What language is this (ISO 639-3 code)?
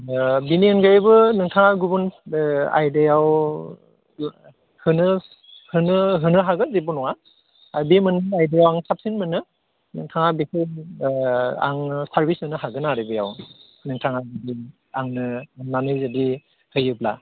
brx